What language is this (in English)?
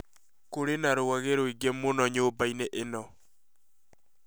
Kikuyu